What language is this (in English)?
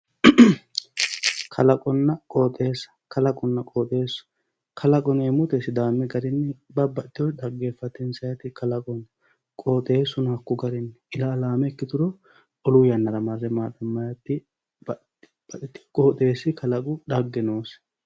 Sidamo